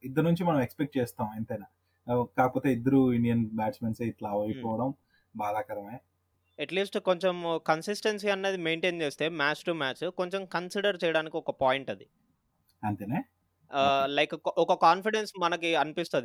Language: Telugu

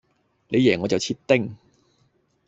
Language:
Cantonese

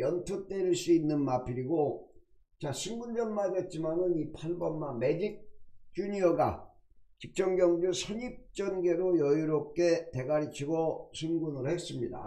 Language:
Korean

